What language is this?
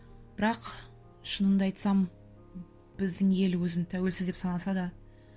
Kazakh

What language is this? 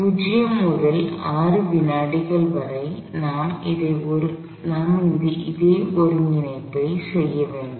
Tamil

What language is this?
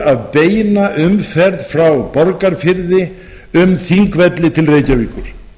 Icelandic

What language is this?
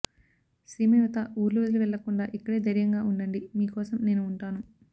Telugu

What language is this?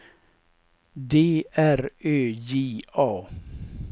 Swedish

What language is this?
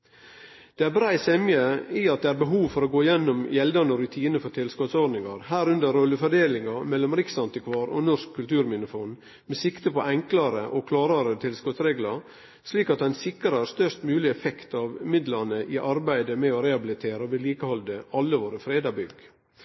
Norwegian Nynorsk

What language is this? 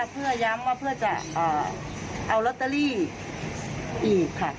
Thai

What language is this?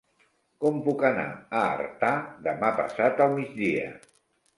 Catalan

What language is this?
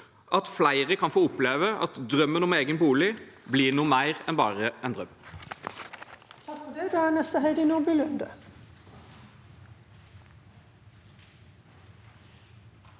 Norwegian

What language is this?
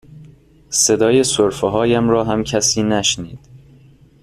Persian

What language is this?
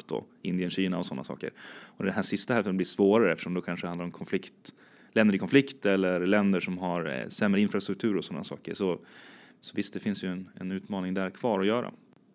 Swedish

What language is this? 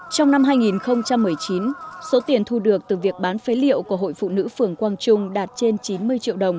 Vietnamese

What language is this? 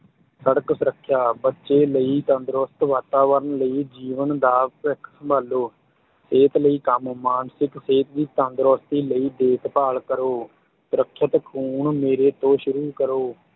Punjabi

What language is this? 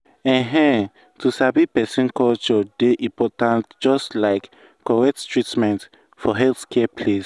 Nigerian Pidgin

